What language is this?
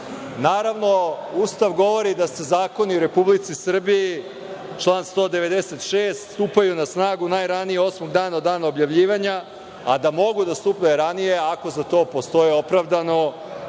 Serbian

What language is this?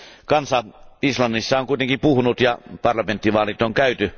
Finnish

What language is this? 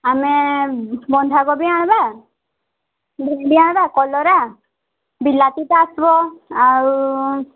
Odia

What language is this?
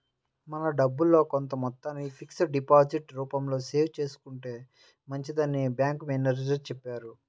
Telugu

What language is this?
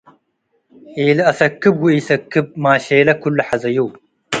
Tigre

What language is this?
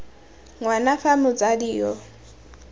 Tswana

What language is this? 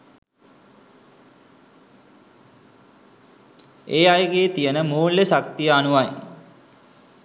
Sinhala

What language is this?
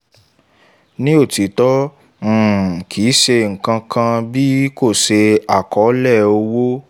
Yoruba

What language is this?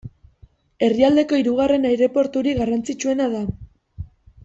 Basque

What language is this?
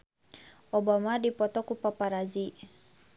Sundanese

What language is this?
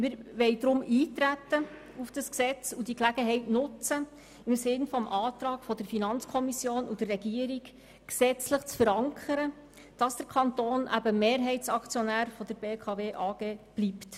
Swiss German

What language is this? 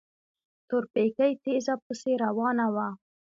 Pashto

